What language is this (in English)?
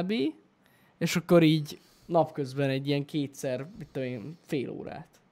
Hungarian